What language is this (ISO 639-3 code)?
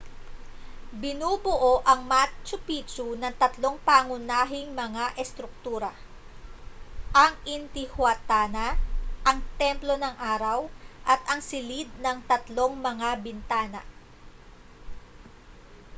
fil